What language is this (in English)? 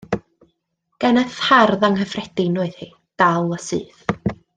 Welsh